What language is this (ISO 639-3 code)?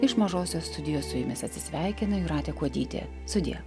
lit